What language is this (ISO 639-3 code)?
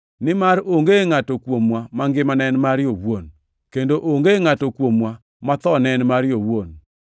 luo